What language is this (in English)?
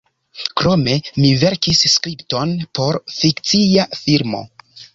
Esperanto